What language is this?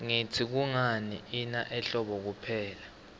Swati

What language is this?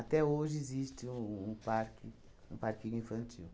Portuguese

